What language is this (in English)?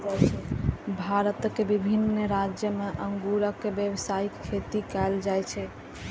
Maithili